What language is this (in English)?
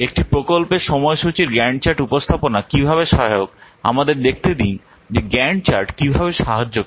Bangla